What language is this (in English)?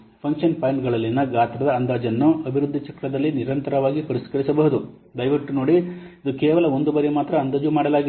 Kannada